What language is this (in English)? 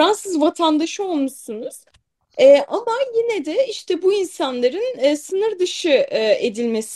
Turkish